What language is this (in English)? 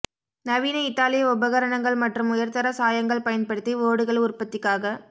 Tamil